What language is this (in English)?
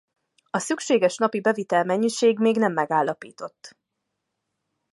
Hungarian